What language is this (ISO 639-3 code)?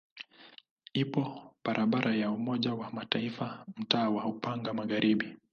swa